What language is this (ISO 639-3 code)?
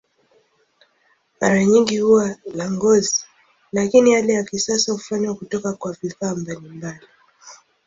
swa